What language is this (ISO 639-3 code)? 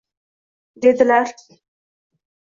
uzb